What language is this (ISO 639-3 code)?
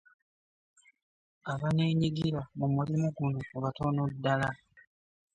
lug